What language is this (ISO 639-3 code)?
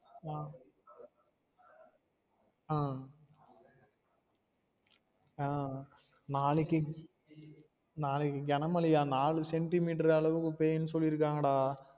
tam